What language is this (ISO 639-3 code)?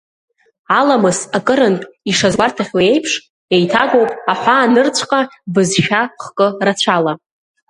abk